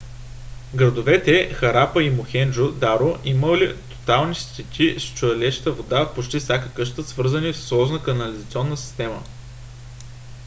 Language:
Bulgarian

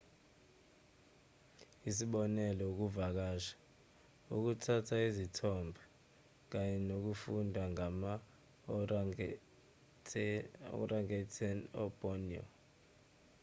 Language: Zulu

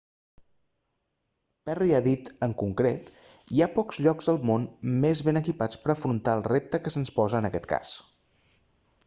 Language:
Catalan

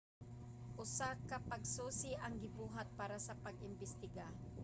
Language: Cebuano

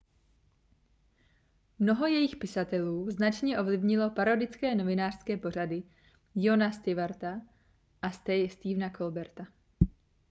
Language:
Czech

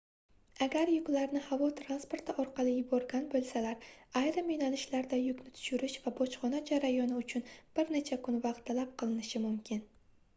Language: Uzbek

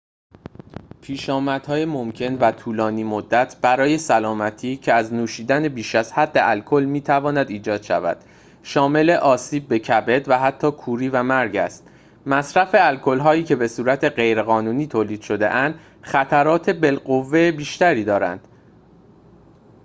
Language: Persian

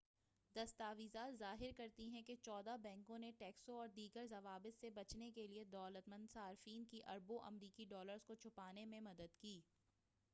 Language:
Urdu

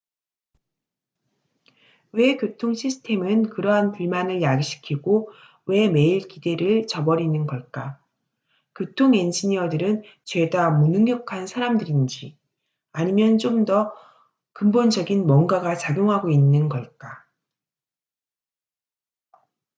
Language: Korean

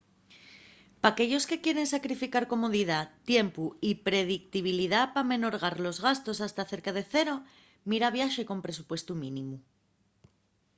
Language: Asturian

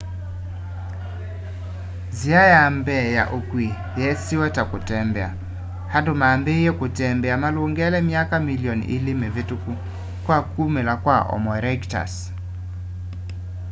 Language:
Kamba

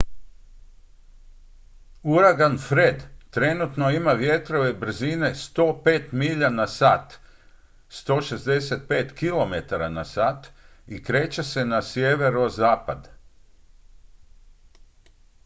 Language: Croatian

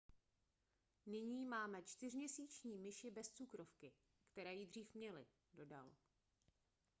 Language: Czech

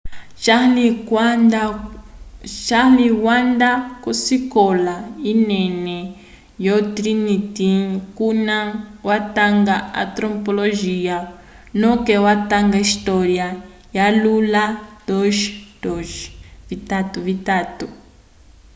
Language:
Umbundu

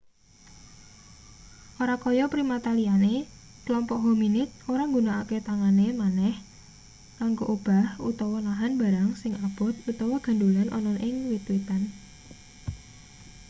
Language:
Javanese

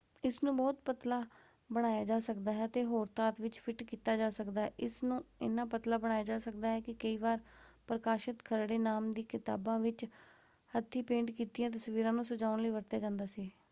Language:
Punjabi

